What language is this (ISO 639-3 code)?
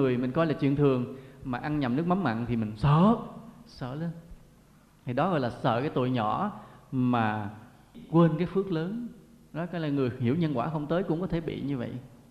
vie